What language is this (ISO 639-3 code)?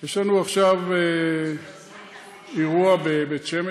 heb